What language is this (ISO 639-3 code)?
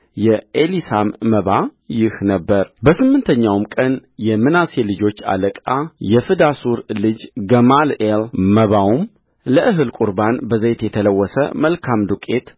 amh